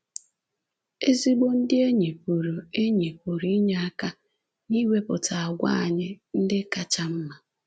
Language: Igbo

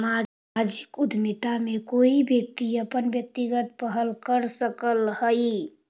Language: Magahi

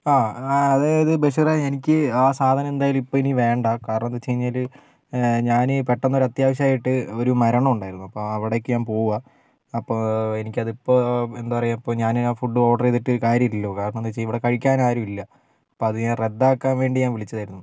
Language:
Malayalam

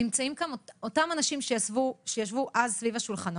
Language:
Hebrew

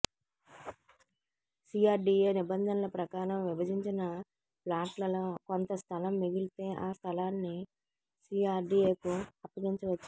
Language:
Telugu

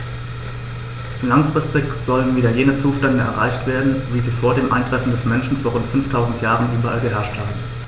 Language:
German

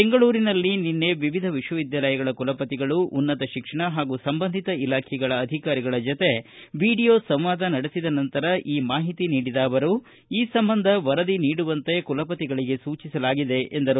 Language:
Kannada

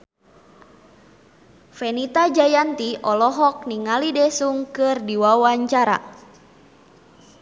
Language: Sundanese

